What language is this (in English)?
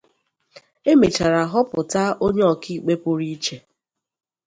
Igbo